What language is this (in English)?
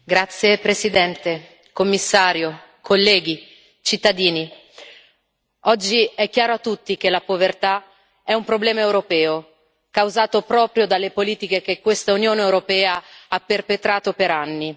Italian